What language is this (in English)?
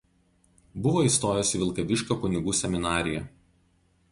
Lithuanian